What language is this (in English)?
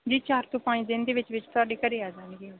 Punjabi